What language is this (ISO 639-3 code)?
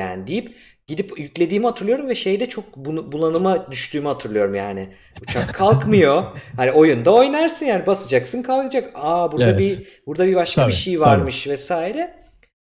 tur